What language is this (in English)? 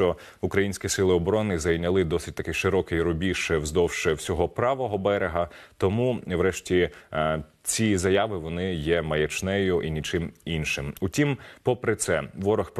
Ukrainian